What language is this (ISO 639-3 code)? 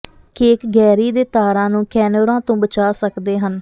pan